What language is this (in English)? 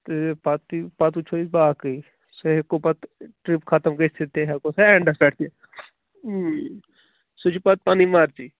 Kashmiri